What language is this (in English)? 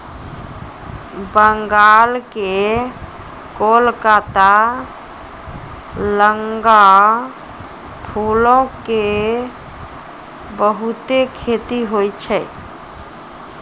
Maithili